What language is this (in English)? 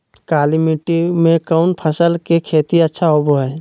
Magahi